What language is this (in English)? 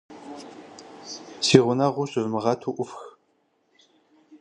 Kabardian